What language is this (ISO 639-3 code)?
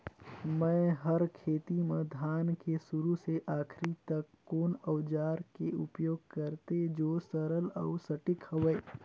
hne